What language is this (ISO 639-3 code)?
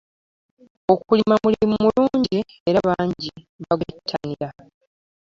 lug